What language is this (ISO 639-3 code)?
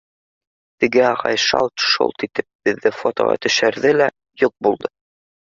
bak